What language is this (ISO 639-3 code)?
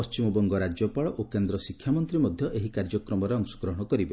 ori